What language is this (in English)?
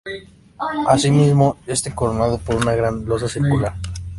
Spanish